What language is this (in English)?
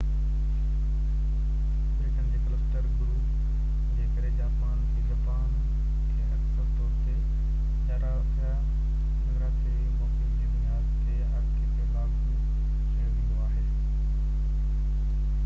Sindhi